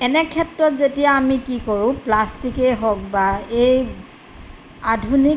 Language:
Assamese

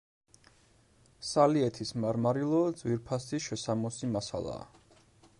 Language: Georgian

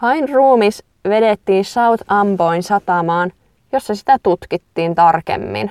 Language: Finnish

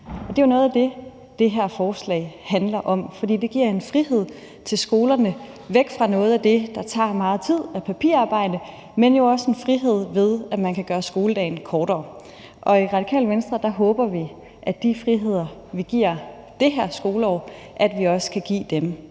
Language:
Danish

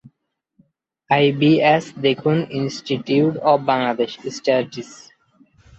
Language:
Bangla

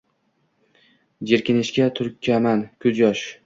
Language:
Uzbek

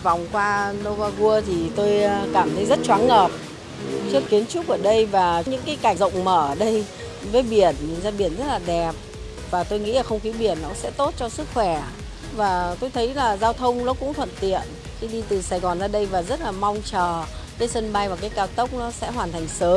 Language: Vietnamese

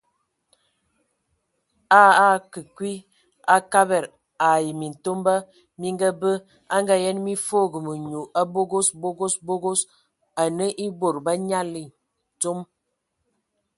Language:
Ewondo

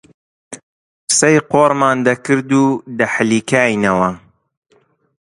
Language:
Central Kurdish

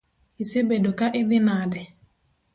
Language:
Luo (Kenya and Tanzania)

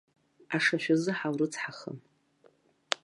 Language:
Abkhazian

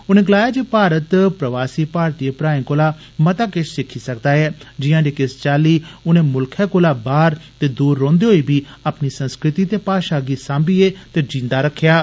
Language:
Dogri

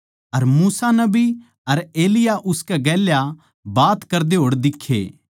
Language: Haryanvi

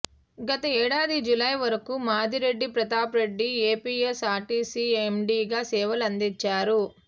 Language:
Telugu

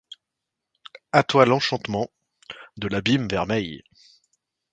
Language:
French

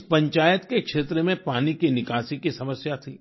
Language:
Hindi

